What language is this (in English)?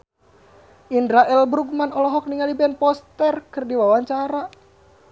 Sundanese